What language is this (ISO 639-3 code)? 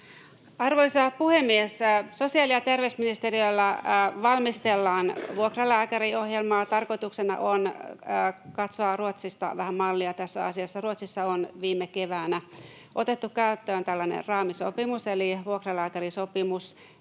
fin